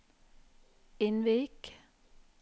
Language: Norwegian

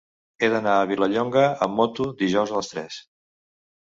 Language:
Catalan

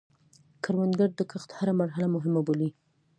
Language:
Pashto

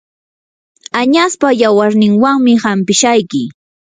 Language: Yanahuanca Pasco Quechua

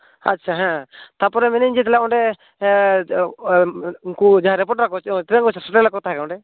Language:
Santali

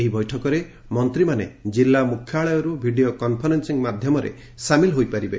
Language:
Odia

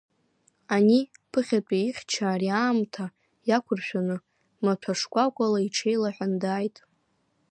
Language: Abkhazian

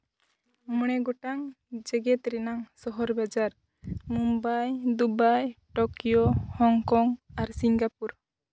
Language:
Santali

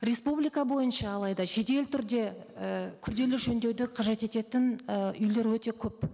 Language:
Kazakh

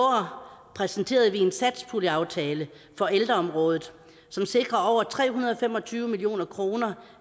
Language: Danish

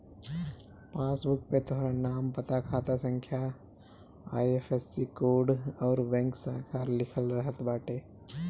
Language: Bhojpuri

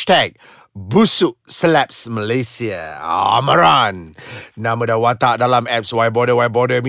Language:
Malay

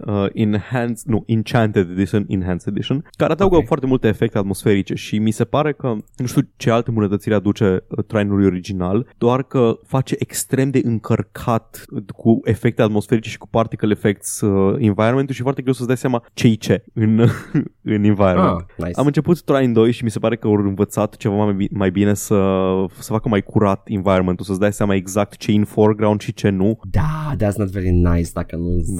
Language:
Romanian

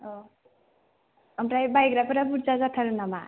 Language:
Bodo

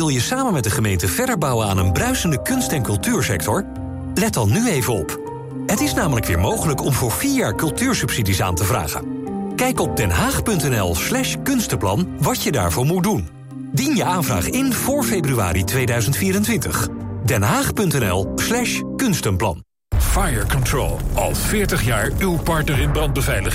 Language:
Dutch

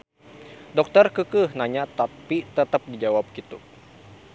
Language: Sundanese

